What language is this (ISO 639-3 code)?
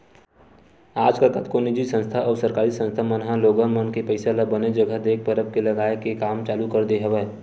hne